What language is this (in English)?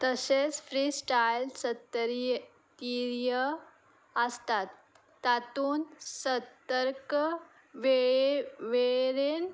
Konkani